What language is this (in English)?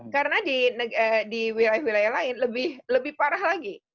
Indonesian